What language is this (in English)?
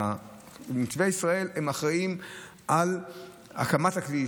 Hebrew